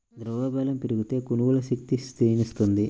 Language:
Telugu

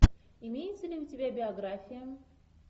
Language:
Russian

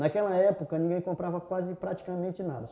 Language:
Portuguese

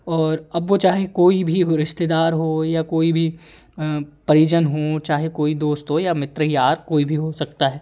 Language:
Hindi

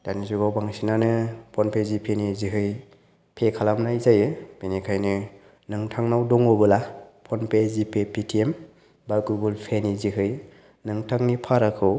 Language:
Bodo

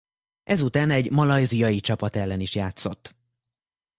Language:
Hungarian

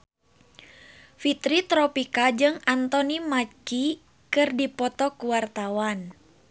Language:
Sundanese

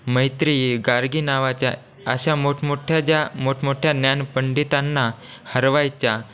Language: Marathi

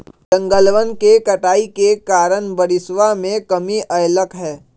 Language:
Magahi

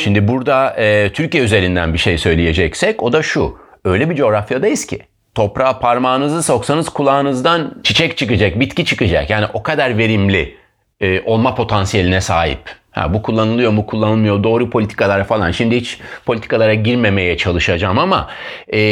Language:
Turkish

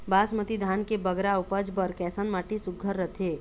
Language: Chhattisgarhi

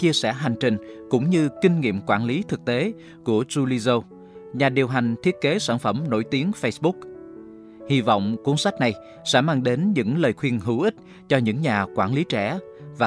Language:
Vietnamese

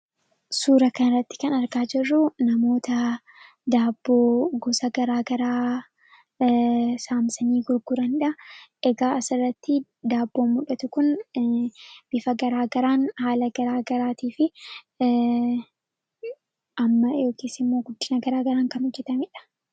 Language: Oromo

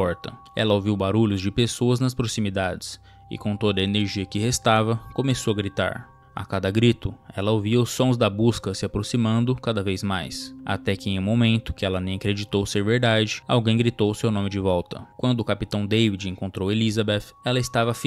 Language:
Portuguese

